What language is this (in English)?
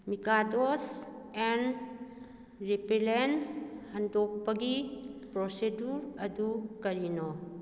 Manipuri